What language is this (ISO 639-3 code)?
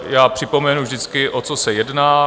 ces